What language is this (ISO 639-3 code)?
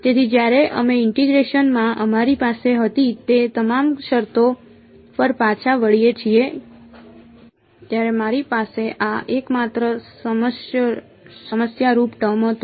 guj